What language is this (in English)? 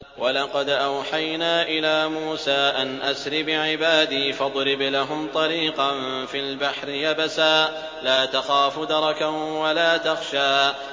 Arabic